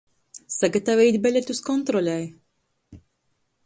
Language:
Latgalian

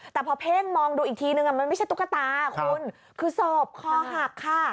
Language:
Thai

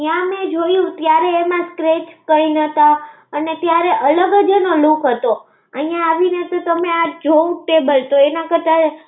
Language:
Gujarati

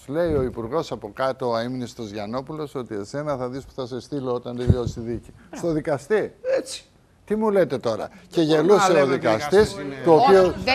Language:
Greek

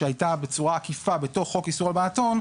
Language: Hebrew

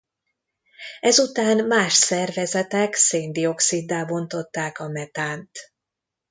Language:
Hungarian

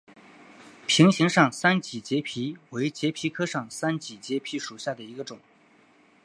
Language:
Chinese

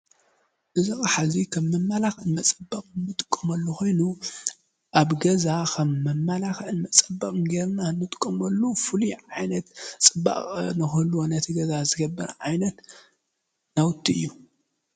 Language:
Tigrinya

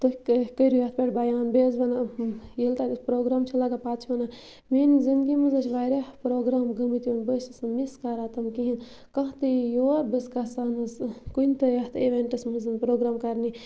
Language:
Kashmiri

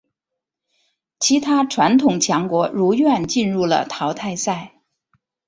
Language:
Chinese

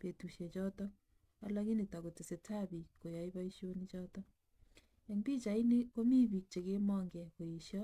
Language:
Kalenjin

